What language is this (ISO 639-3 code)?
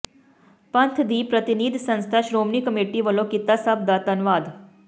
pan